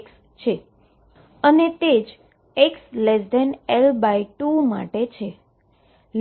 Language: Gujarati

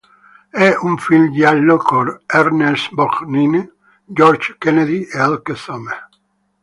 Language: Italian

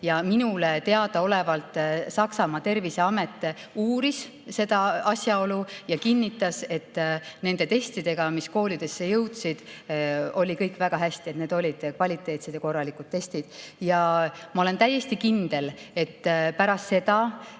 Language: Estonian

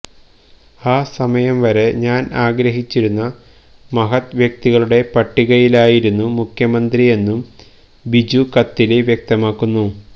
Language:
Malayalam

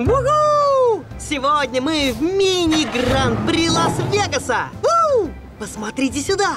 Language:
Russian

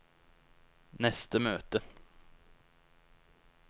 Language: Norwegian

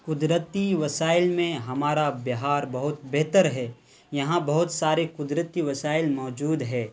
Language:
Urdu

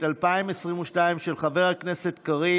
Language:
Hebrew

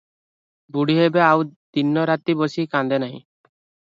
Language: Odia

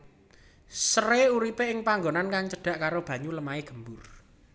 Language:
Javanese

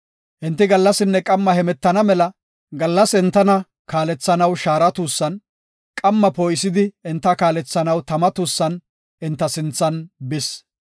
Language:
Gofa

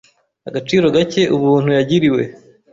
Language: Kinyarwanda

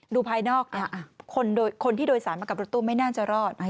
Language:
Thai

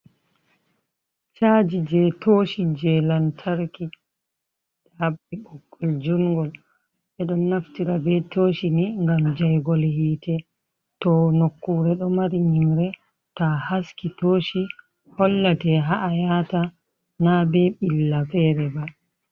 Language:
Fula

